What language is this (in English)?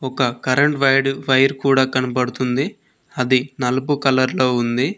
Telugu